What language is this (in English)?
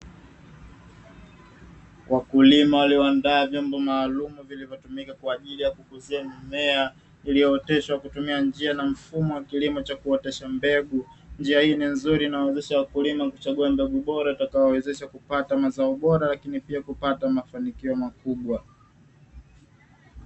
Swahili